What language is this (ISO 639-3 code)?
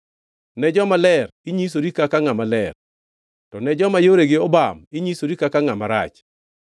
luo